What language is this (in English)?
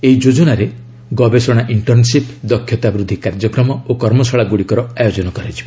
Odia